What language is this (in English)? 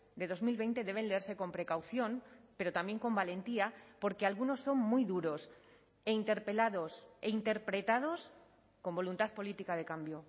Spanish